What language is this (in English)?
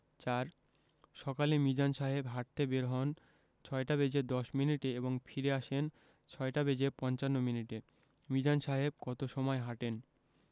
Bangla